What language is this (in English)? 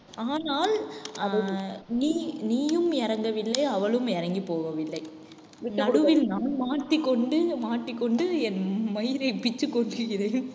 Tamil